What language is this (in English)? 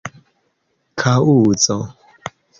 Esperanto